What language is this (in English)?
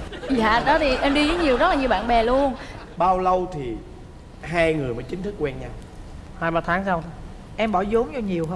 Vietnamese